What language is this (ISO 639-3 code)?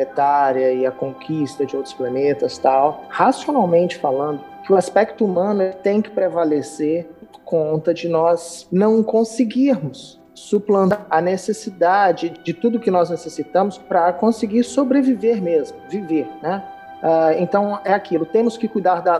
por